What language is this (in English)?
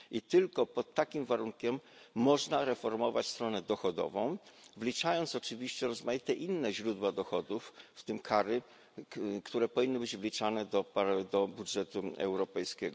Polish